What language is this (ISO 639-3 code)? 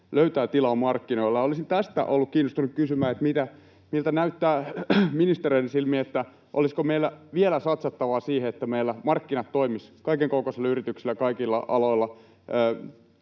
fin